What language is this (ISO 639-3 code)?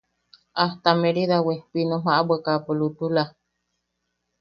yaq